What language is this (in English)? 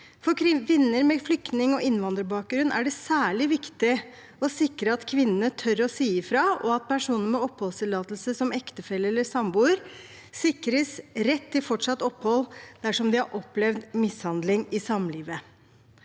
Norwegian